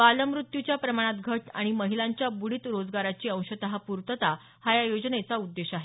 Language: Marathi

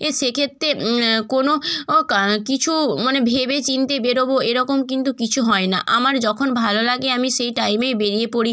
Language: Bangla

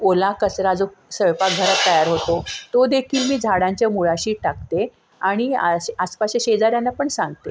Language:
Marathi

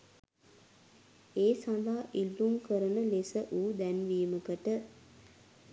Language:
Sinhala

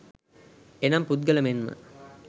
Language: Sinhala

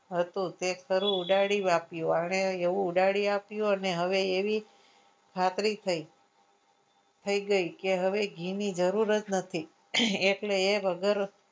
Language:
Gujarati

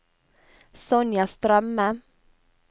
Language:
Norwegian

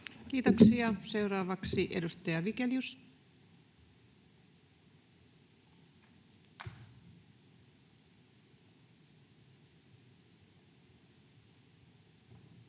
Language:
Finnish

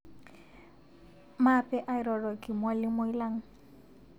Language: Masai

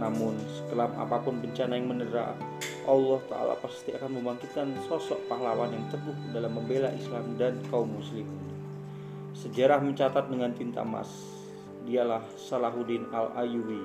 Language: Indonesian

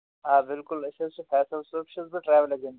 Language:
Kashmiri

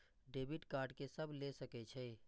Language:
Maithili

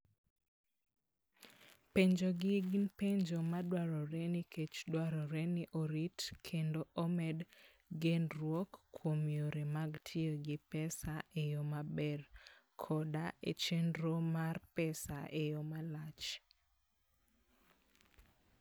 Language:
Luo (Kenya and Tanzania)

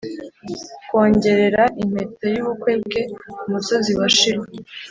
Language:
Kinyarwanda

